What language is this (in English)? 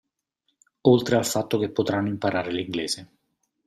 Italian